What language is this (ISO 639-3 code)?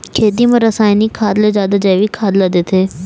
hne